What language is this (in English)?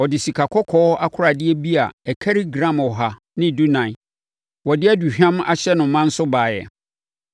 Akan